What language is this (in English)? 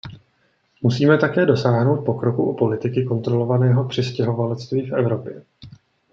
Czech